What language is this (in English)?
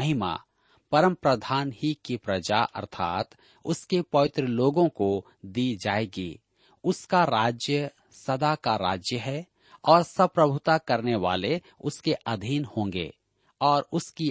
Hindi